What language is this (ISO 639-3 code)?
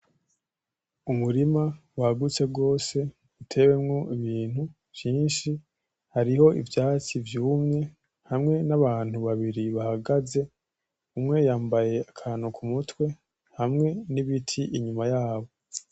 run